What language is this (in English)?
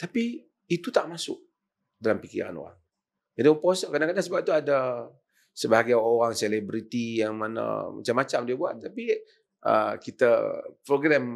Malay